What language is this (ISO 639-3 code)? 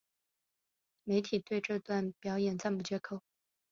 zho